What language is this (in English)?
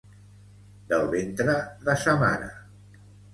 Catalan